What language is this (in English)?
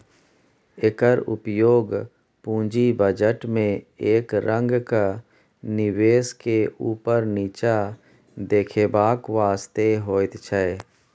Maithili